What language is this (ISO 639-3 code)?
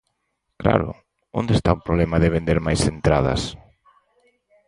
glg